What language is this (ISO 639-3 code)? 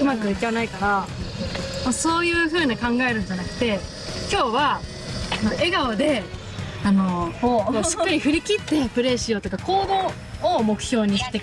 jpn